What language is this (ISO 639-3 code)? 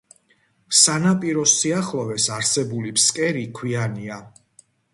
kat